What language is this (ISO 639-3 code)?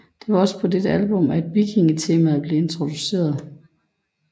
dan